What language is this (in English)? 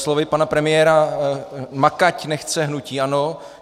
Czech